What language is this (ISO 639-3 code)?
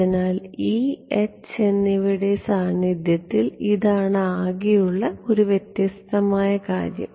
mal